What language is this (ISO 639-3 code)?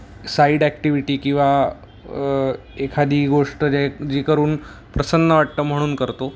mar